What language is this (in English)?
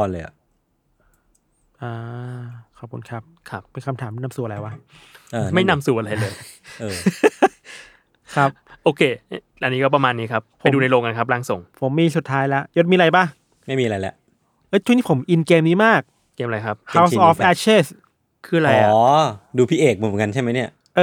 Thai